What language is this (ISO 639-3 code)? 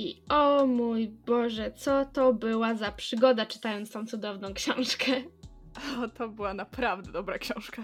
pol